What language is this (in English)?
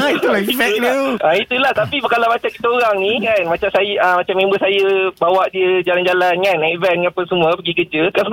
Malay